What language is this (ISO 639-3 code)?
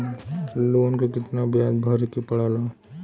bho